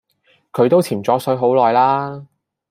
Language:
Cantonese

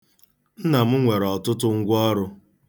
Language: Igbo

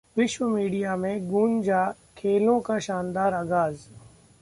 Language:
Hindi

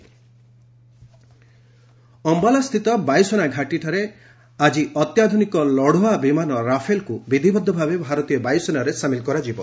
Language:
Odia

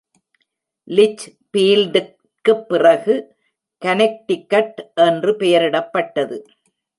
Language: Tamil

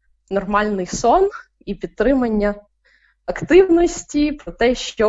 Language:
Ukrainian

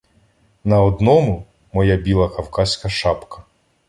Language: Ukrainian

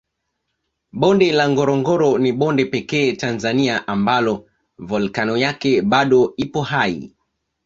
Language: Swahili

